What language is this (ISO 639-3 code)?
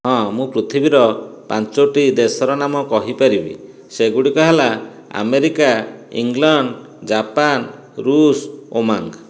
ori